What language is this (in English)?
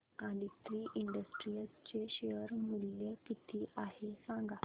Marathi